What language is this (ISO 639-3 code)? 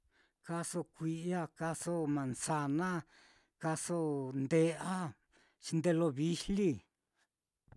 vmm